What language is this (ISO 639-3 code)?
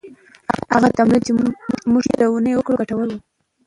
pus